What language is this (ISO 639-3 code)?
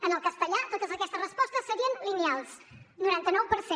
cat